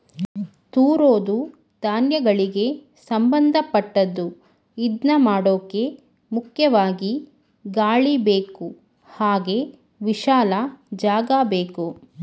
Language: Kannada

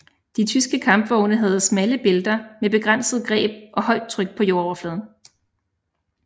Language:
Danish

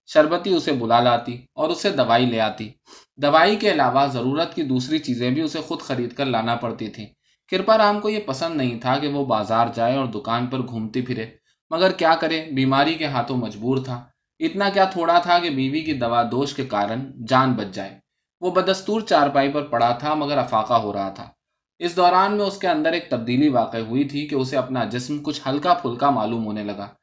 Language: Urdu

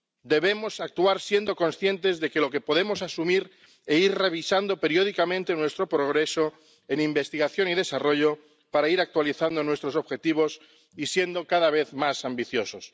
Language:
Spanish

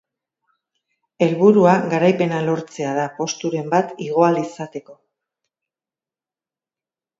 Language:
Basque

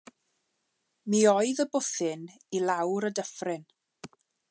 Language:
Welsh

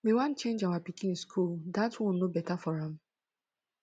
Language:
Nigerian Pidgin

